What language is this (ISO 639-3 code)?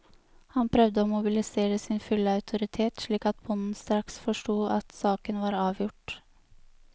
nor